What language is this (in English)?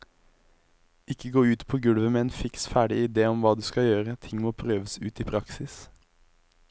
Norwegian